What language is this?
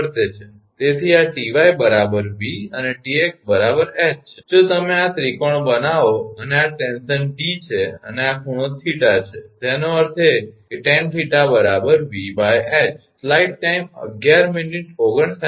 Gujarati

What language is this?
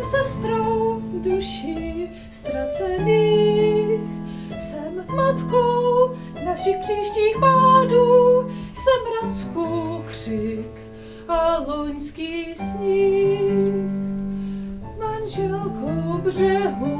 Czech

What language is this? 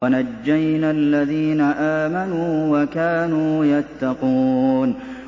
Arabic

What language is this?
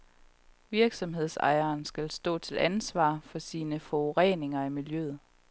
Danish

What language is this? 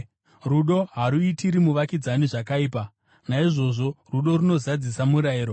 Shona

